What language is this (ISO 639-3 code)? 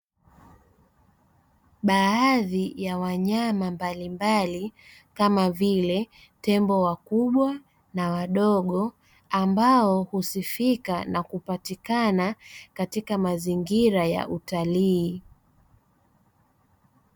swa